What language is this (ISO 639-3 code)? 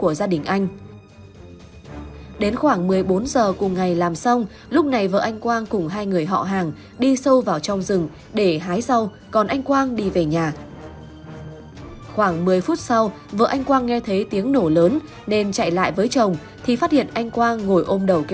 vie